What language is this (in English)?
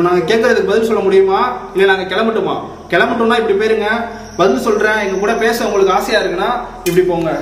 Korean